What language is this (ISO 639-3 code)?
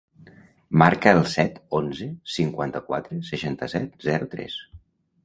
cat